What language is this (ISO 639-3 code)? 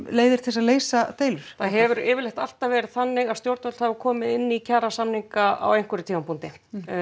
isl